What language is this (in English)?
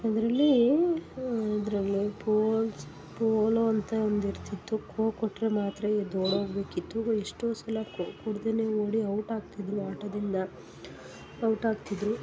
Kannada